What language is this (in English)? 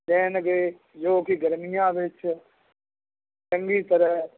Punjabi